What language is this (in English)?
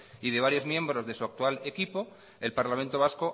Spanish